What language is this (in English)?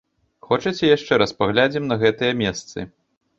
Belarusian